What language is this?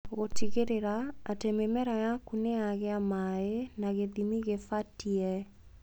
Kikuyu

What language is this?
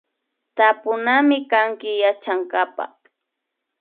Imbabura Highland Quichua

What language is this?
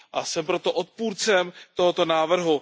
Czech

